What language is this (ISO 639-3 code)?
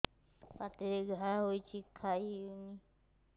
ori